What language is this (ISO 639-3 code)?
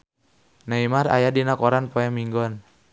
sun